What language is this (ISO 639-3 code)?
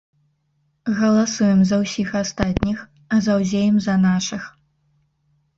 bel